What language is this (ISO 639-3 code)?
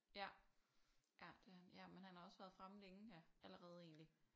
dan